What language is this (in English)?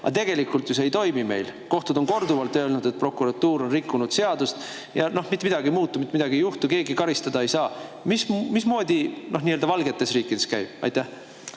Estonian